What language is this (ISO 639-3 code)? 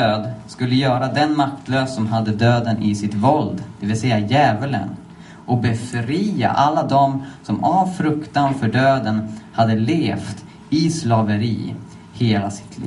swe